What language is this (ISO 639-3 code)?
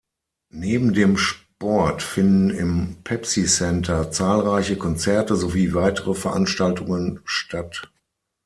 deu